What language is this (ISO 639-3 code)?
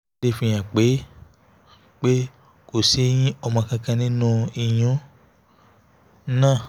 yor